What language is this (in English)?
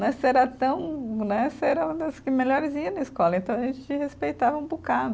Portuguese